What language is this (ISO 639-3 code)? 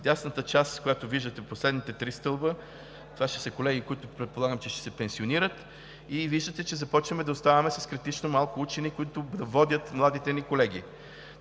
bul